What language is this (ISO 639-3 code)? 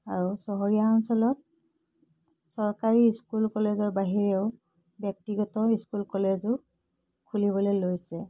asm